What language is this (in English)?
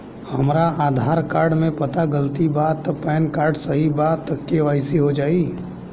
Bhojpuri